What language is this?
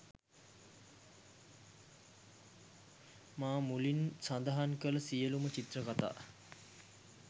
Sinhala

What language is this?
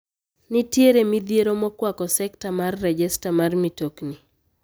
Luo (Kenya and Tanzania)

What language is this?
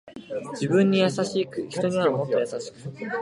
Japanese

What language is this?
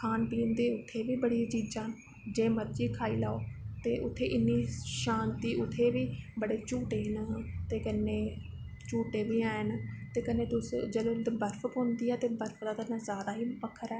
Dogri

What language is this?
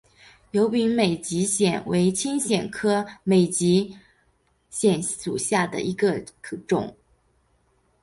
Chinese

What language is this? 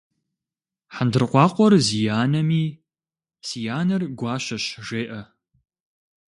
Kabardian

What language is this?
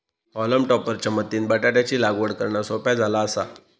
Marathi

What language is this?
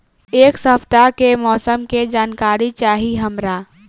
Bhojpuri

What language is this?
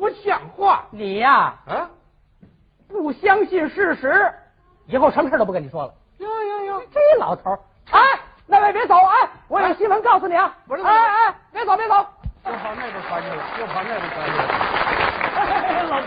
Chinese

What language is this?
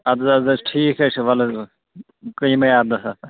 Kashmiri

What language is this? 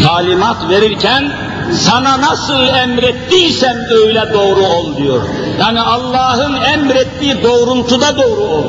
Turkish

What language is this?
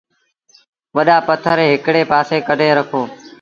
Sindhi Bhil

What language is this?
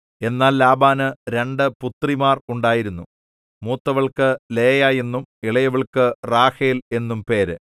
Malayalam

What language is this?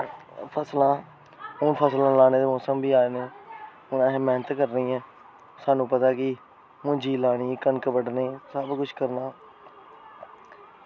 Dogri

